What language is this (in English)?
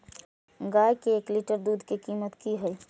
Maithili